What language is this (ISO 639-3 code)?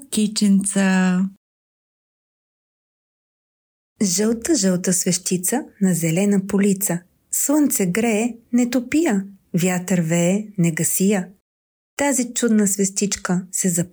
bul